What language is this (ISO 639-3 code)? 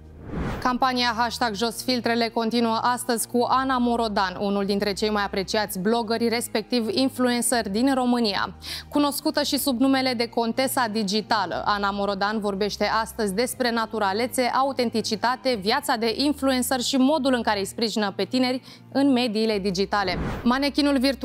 ron